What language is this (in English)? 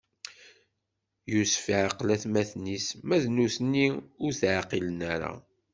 Kabyle